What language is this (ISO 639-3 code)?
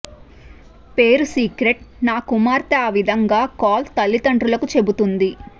tel